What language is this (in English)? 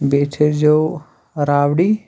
Kashmiri